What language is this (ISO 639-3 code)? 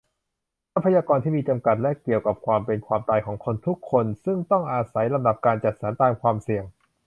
tha